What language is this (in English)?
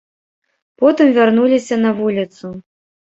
Belarusian